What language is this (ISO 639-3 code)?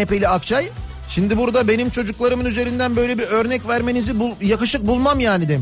tur